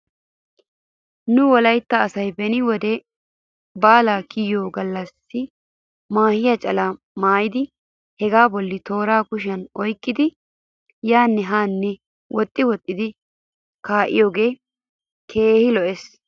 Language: Wolaytta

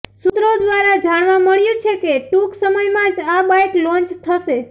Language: Gujarati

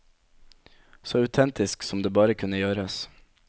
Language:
Norwegian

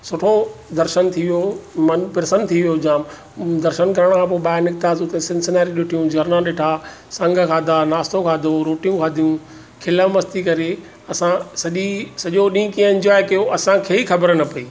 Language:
Sindhi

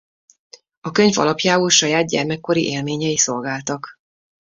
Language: Hungarian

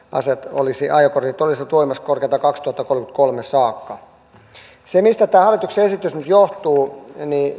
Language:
Finnish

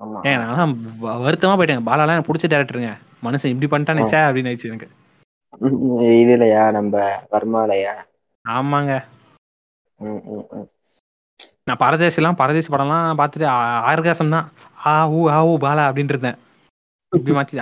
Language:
Tamil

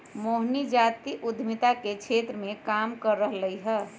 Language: Magahi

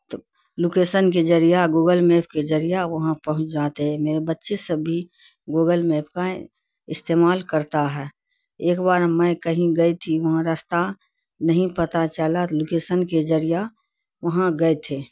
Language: Urdu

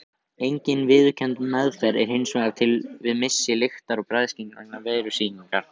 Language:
Icelandic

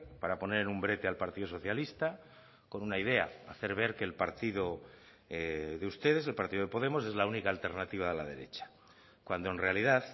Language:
Spanish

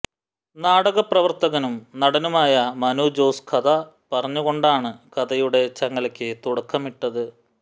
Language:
Malayalam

